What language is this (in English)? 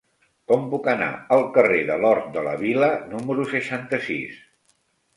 Catalan